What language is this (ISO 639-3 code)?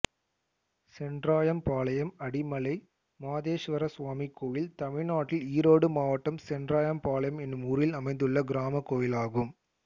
tam